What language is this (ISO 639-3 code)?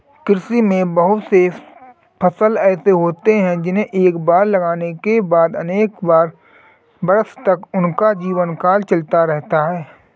hin